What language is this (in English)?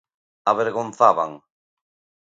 Galician